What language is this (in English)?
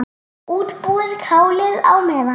Icelandic